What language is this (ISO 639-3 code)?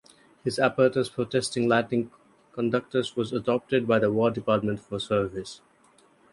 eng